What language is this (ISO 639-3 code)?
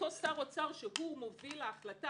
heb